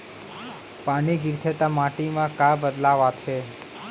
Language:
Chhattisgarhi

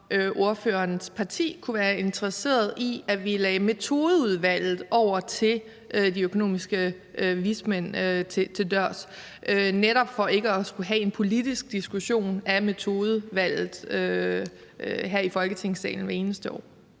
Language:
Danish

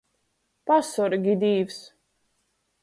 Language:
Latgalian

